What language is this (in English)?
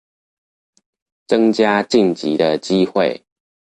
Chinese